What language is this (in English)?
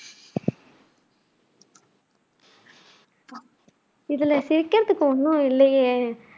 Tamil